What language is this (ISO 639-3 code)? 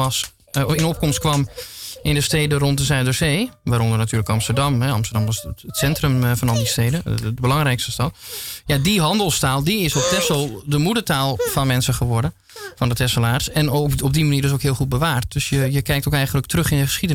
nld